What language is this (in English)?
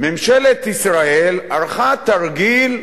Hebrew